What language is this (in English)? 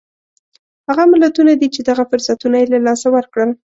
Pashto